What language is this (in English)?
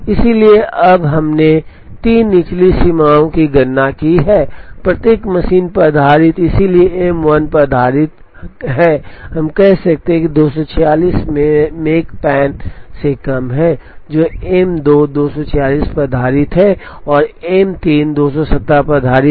Hindi